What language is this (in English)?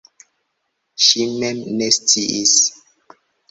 Esperanto